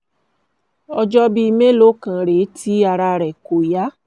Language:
Yoruba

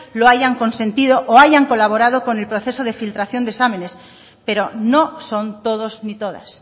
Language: Spanish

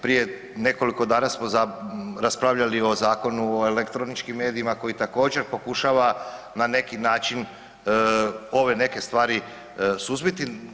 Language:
Croatian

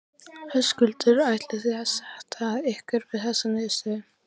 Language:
Icelandic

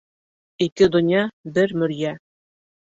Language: Bashkir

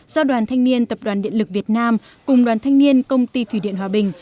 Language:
Vietnamese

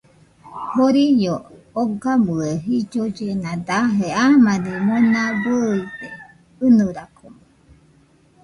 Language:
Nüpode Huitoto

